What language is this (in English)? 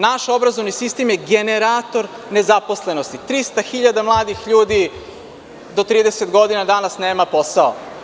Serbian